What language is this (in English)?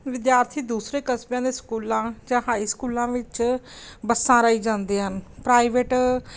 Punjabi